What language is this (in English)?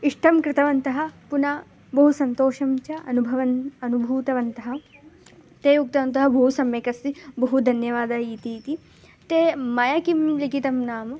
Sanskrit